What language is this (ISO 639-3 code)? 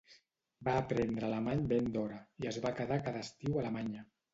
cat